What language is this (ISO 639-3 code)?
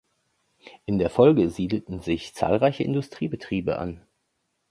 deu